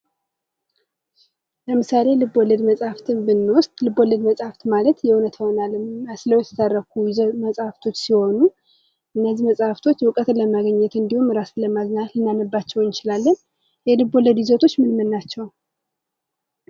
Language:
Amharic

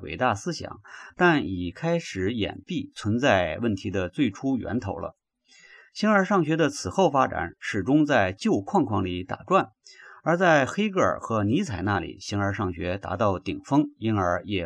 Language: Chinese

